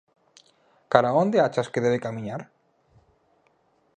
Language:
Galician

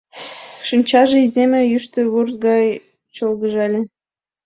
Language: Mari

